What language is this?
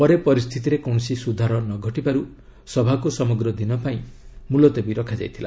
Odia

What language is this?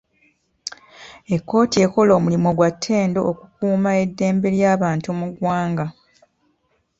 Ganda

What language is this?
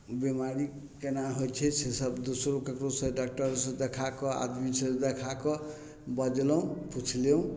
Maithili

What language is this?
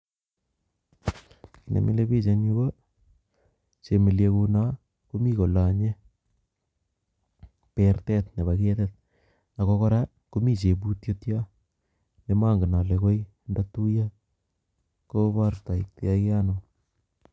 Kalenjin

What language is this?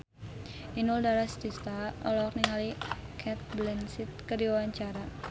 Sundanese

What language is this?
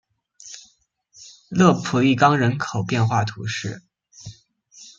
Chinese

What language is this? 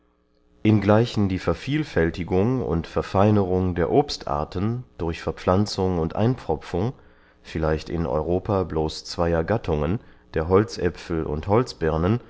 German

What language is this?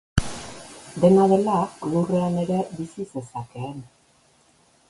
Basque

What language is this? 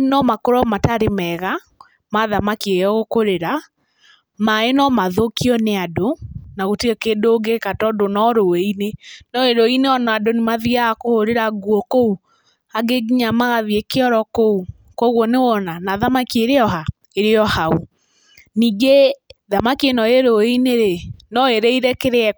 Kikuyu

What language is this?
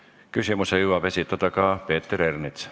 Estonian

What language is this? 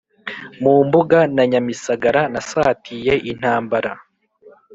Kinyarwanda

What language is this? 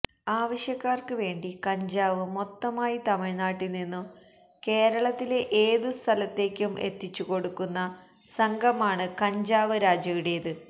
Malayalam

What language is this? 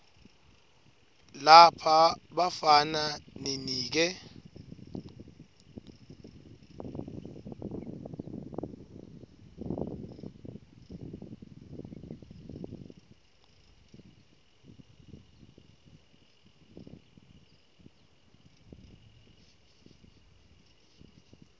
Swati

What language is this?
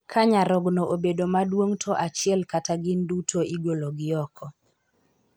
Luo (Kenya and Tanzania)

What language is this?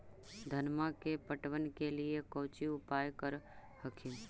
Magahi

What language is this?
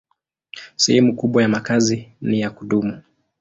Swahili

